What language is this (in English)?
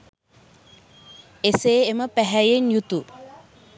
Sinhala